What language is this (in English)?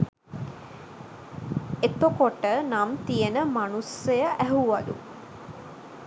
Sinhala